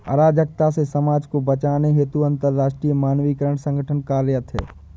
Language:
Hindi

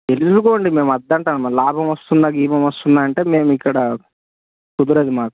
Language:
Telugu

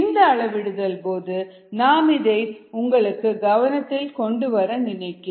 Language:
Tamil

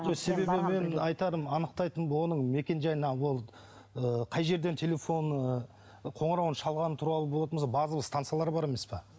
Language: Kazakh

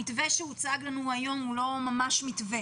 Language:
Hebrew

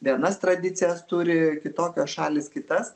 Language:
Lithuanian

